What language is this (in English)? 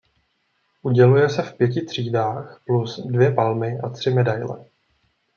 Czech